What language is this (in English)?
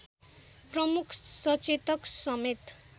Nepali